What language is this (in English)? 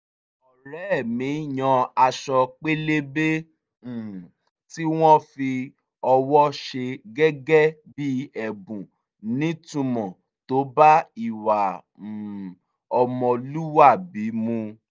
Yoruba